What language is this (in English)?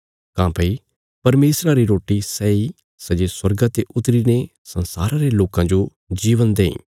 Bilaspuri